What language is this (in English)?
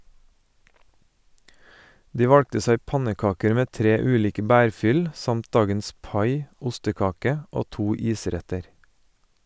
Norwegian